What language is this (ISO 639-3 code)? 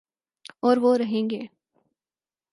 urd